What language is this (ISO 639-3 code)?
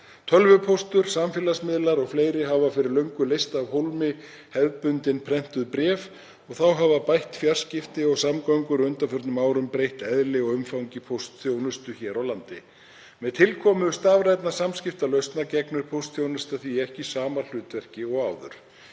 isl